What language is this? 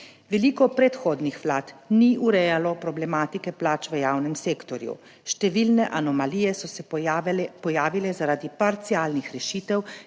Slovenian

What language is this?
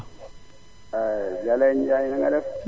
Wolof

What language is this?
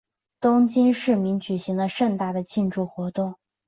Chinese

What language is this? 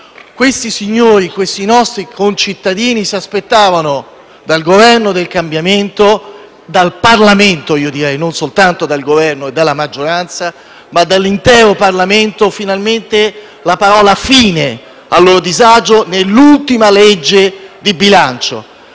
Italian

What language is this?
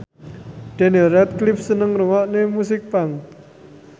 Javanese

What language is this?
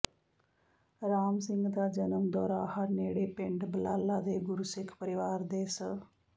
Punjabi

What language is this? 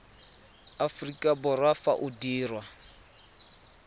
Tswana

